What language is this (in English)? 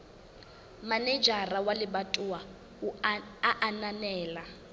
Southern Sotho